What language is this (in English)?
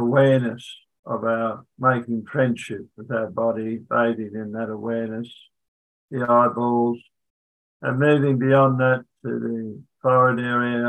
English